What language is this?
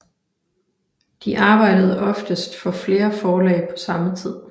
Danish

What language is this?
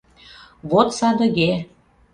Mari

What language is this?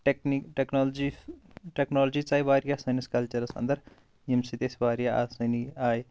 Kashmiri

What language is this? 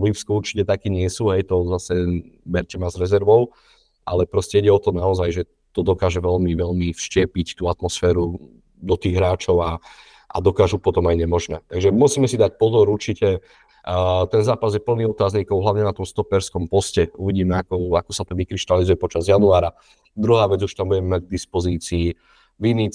Slovak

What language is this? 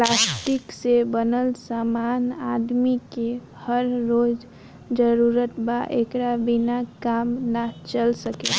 Bhojpuri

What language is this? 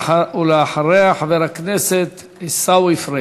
Hebrew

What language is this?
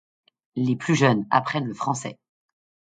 French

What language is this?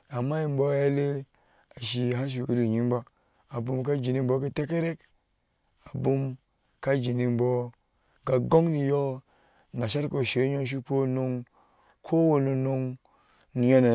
Ashe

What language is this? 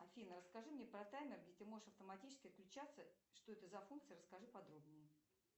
Russian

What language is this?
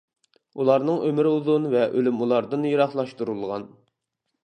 Uyghur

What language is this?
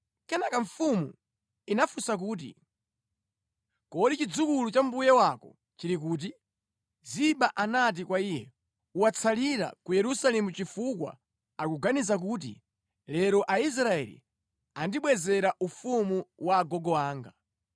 Nyanja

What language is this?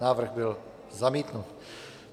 Czech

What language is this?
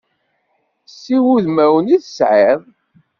Kabyle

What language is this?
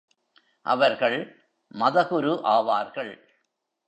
Tamil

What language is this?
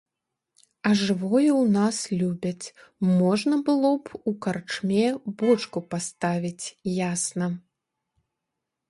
Belarusian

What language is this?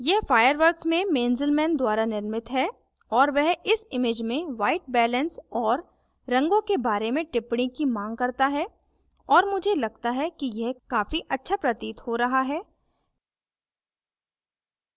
Hindi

